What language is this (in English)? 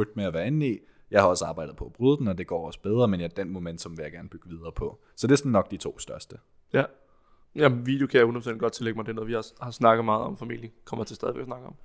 Danish